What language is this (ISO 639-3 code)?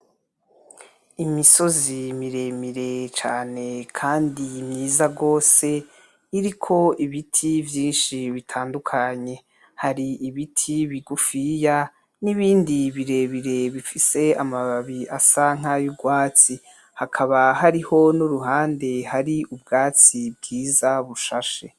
run